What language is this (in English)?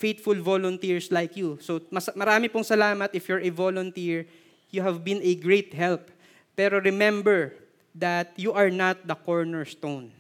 Filipino